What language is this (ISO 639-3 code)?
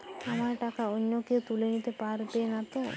ben